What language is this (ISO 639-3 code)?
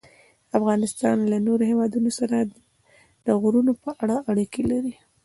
pus